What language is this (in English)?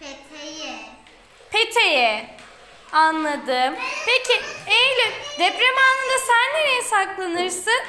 Turkish